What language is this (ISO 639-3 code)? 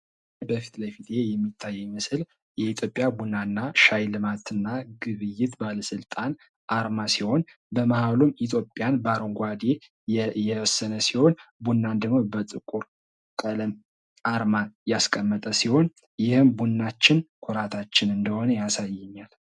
amh